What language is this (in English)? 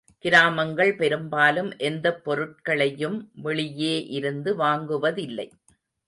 Tamil